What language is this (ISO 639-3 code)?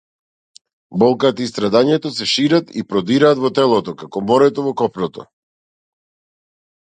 mkd